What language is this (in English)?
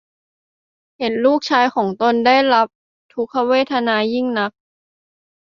Thai